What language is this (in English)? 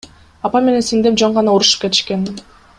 Kyrgyz